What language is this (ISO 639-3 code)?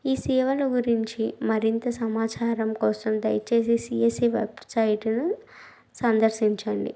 tel